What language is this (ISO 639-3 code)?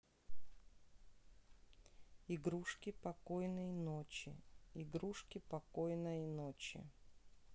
rus